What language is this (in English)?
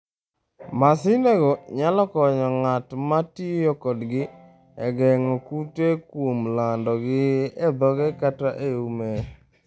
Luo (Kenya and Tanzania)